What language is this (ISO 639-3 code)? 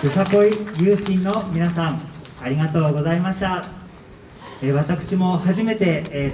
jpn